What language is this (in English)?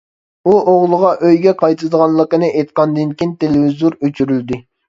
Uyghur